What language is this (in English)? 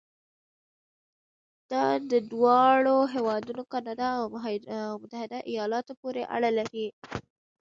Pashto